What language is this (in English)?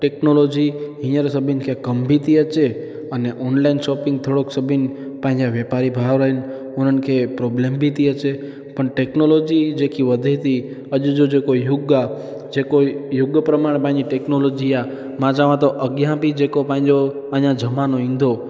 Sindhi